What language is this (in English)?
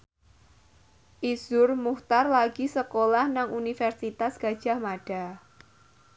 Javanese